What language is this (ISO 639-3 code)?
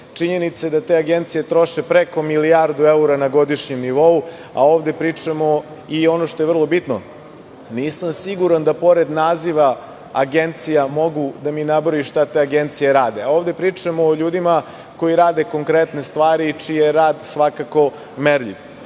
srp